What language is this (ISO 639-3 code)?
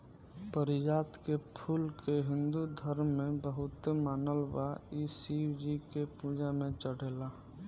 bho